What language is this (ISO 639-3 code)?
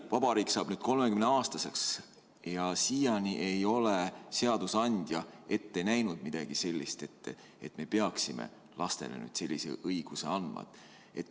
est